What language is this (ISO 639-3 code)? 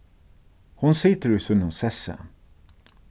fao